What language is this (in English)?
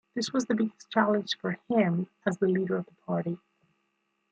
English